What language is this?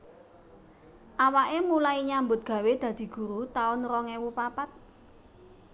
Javanese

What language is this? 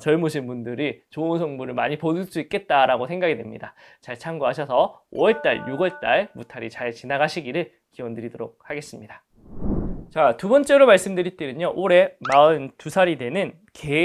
Korean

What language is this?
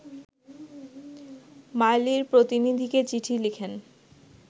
Bangla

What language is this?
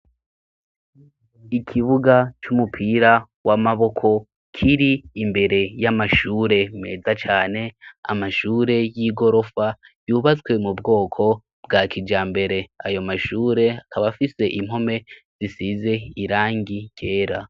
Rundi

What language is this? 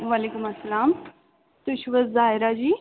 Kashmiri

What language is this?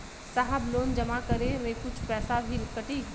Bhojpuri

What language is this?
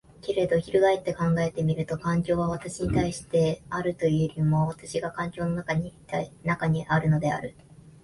Japanese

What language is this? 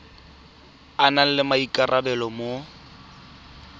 Tswana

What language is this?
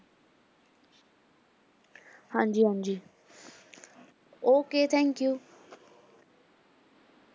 Punjabi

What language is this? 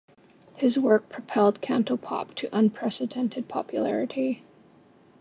English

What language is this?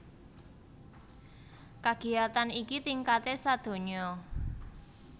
Javanese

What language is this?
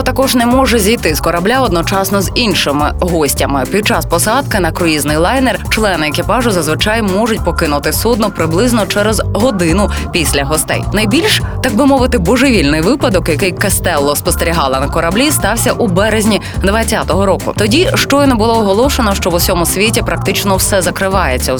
Ukrainian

